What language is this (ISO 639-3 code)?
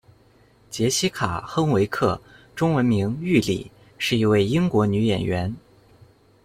zho